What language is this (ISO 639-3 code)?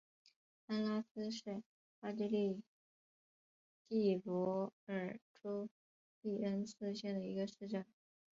zho